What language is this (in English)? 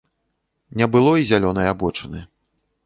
Belarusian